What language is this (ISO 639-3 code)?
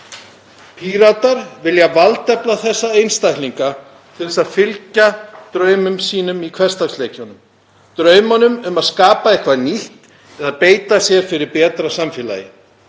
isl